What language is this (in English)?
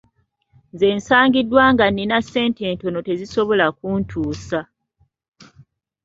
Ganda